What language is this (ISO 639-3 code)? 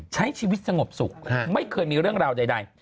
tha